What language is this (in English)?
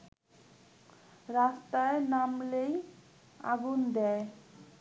Bangla